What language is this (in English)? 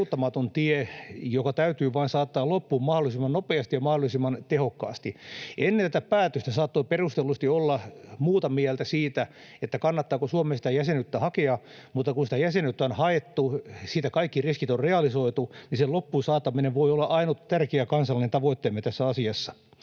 Finnish